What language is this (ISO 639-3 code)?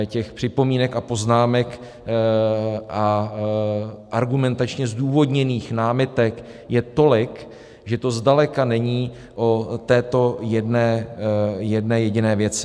ces